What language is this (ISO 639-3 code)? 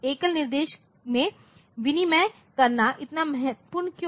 hin